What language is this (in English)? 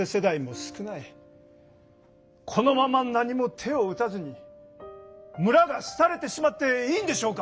Japanese